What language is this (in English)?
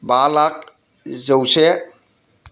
Bodo